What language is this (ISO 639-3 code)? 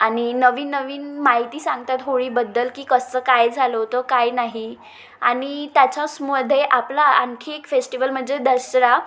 mar